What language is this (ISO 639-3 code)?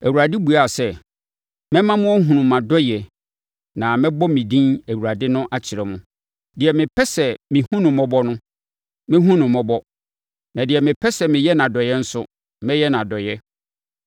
aka